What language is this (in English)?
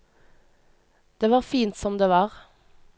Norwegian